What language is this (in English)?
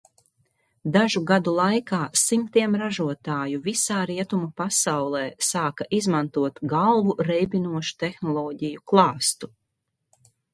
Latvian